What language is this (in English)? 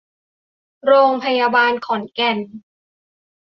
Thai